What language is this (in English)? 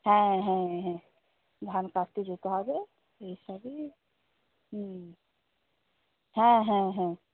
Bangla